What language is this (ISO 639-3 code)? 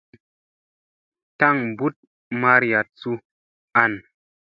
mse